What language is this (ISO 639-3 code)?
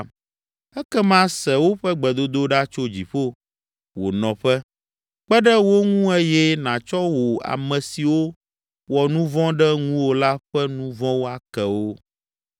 ewe